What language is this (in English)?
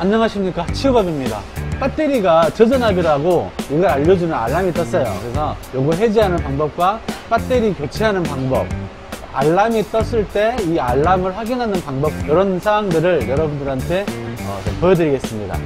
Korean